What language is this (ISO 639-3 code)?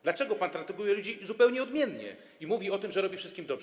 pol